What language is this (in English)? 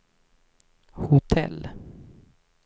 Swedish